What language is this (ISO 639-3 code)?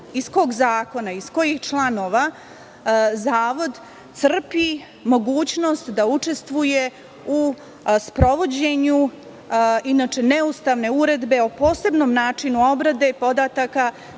srp